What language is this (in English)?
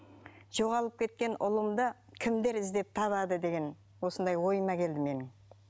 Kazakh